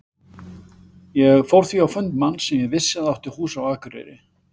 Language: Icelandic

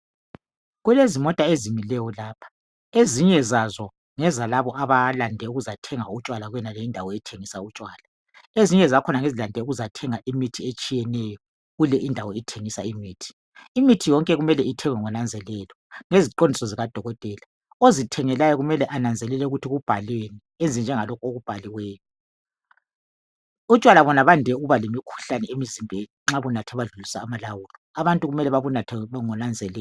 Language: North Ndebele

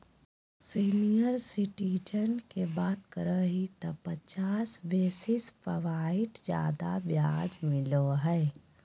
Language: Magahi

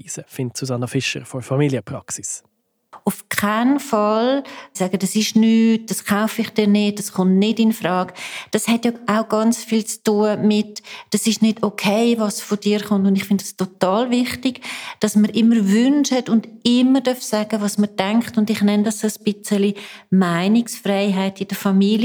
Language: German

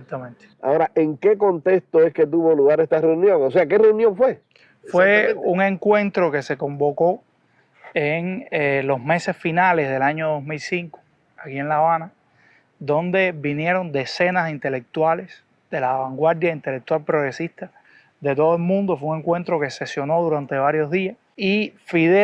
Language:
Spanish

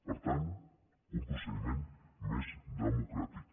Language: Catalan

